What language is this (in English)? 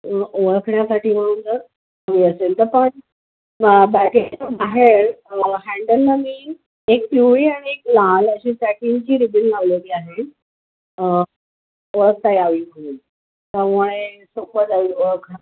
Marathi